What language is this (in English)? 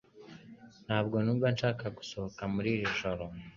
Kinyarwanda